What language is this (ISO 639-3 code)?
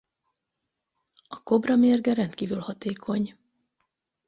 hun